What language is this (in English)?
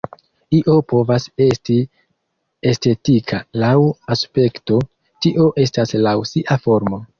Esperanto